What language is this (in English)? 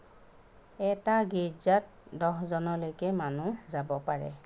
Assamese